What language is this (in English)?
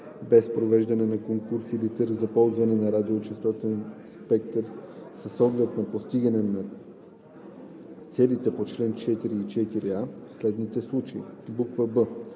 Bulgarian